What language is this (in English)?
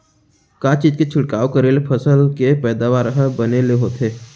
Chhattisgarhi